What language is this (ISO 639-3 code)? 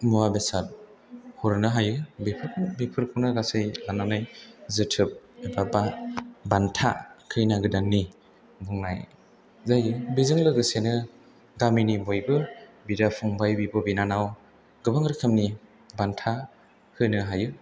brx